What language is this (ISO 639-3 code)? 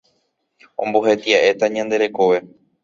grn